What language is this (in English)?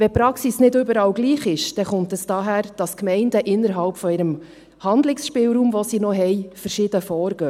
Swiss German